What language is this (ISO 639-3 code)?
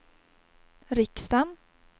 swe